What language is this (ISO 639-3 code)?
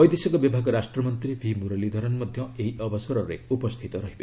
ori